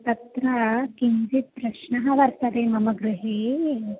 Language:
Sanskrit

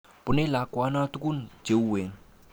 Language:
Kalenjin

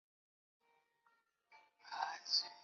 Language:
Chinese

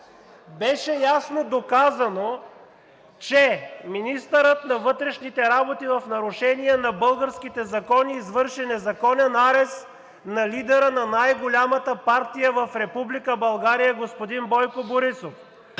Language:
Bulgarian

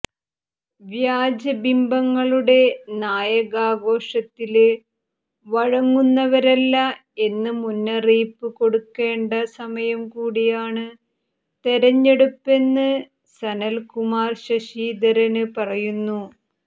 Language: Malayalam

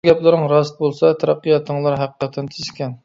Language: Uyghur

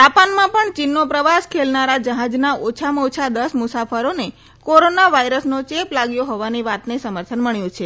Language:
Gujarati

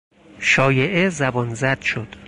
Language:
Persian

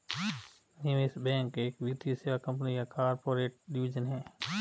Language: Hindi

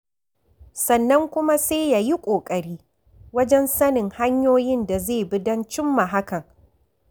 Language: Hausa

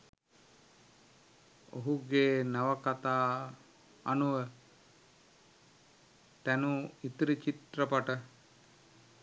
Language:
Sinhala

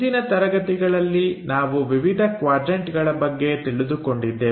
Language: Kannada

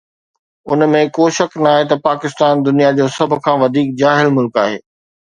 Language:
Sindhi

